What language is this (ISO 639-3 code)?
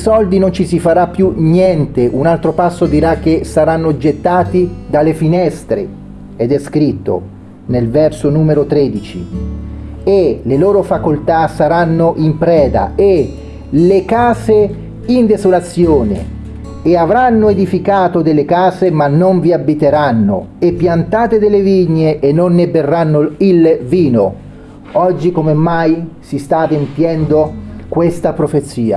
ita